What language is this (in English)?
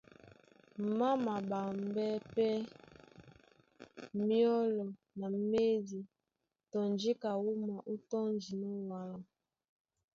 Duala